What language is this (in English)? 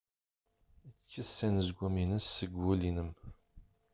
Kabyle